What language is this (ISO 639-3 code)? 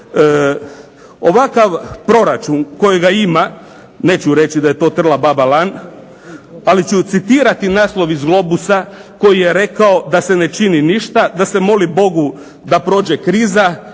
hrv